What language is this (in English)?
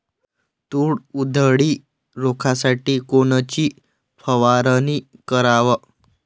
Marathi